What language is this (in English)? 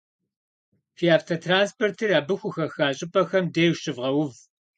Kabardian